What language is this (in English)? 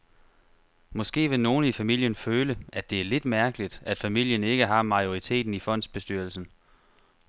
Danish